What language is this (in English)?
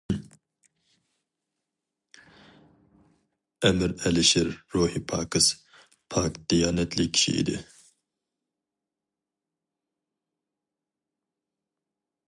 Uyghur